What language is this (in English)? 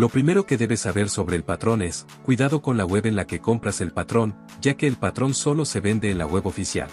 Spanish